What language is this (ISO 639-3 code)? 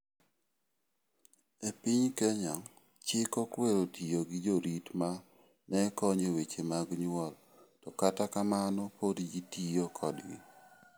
luo